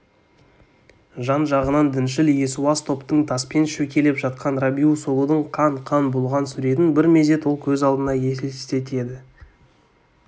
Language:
Kazakh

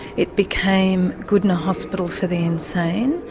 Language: English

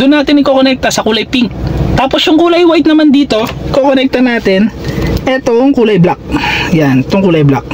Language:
Filipino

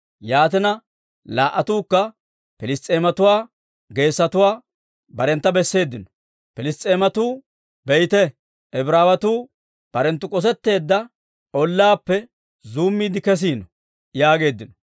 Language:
Dawro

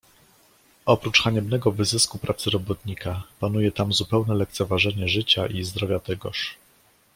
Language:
Polish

